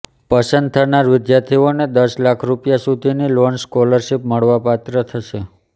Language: Gujarati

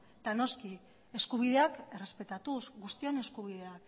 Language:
Basque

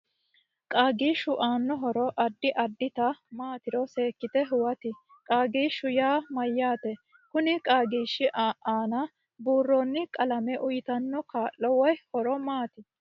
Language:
Sidamo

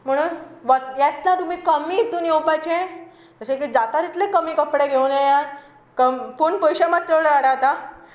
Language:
Konkani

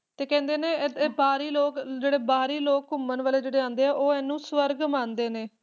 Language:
Punjabi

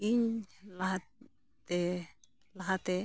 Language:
Santali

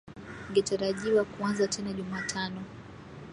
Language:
Swahili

